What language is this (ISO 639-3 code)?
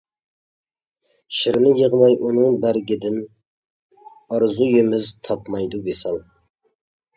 uig